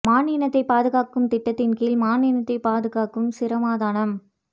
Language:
Tamil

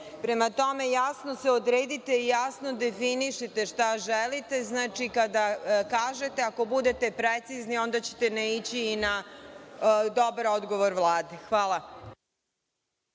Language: Serbian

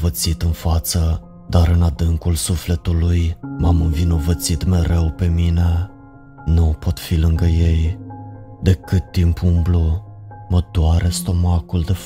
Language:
Romanian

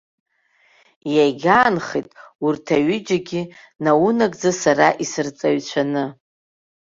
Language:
Abkhazian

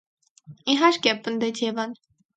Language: Armenian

